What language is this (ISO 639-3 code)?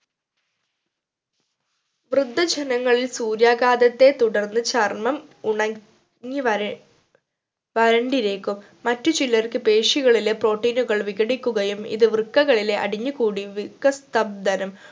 mal